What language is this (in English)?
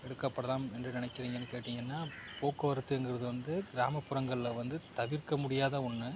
Tamil